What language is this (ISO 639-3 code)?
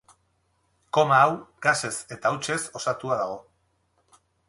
eus